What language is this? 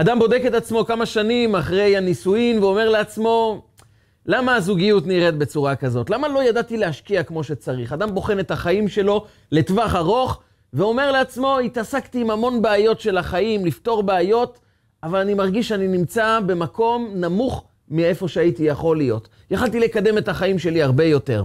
Hebrew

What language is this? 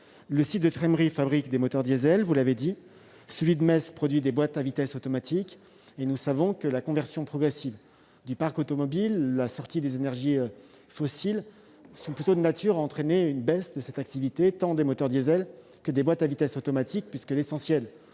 French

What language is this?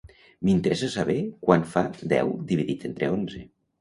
Catalan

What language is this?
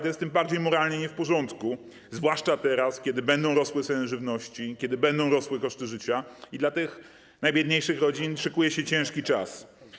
Polish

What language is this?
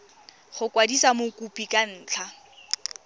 Tswana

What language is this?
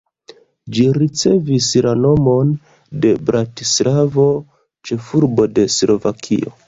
Esperanto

